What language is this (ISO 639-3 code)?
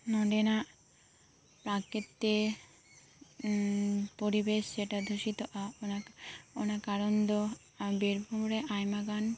sat